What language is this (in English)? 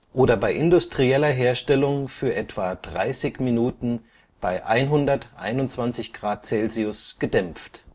German